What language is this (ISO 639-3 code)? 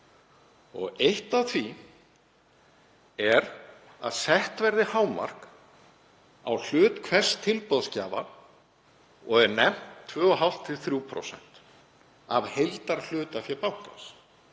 isl